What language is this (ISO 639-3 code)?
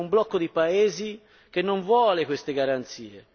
ita